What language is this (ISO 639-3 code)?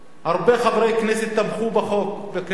heb